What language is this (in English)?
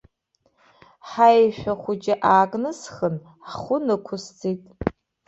Abkhazian